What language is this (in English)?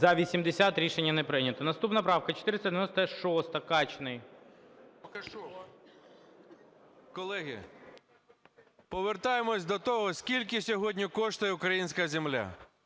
Ukrainian